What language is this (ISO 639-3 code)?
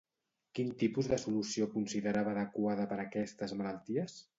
cat